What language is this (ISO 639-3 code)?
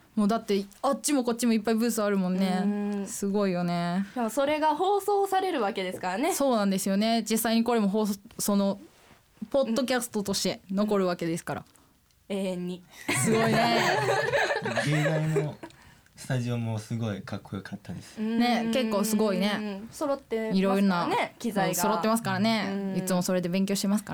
jpn